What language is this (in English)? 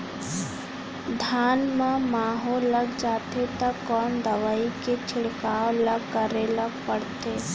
Chhattisgarhi